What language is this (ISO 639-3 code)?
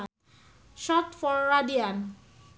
sun